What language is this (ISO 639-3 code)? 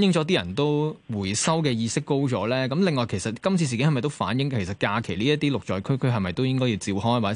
zho